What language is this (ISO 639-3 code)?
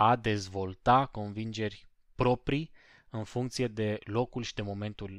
ron